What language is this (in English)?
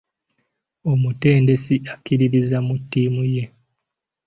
Ganda